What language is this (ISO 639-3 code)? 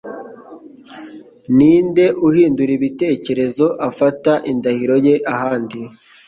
kin